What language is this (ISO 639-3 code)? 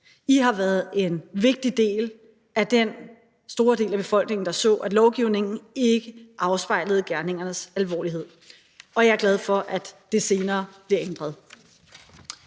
dan